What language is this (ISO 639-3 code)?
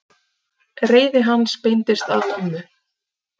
isl